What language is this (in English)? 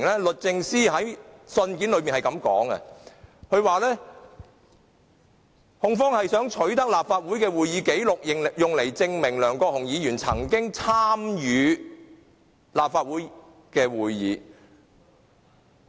Cantonese